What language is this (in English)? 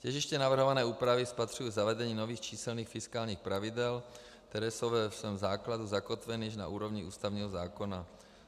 Czech